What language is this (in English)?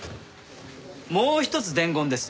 Japanese